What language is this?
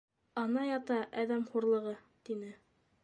Bashkir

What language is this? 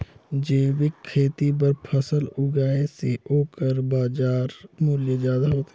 Chhattisgarhi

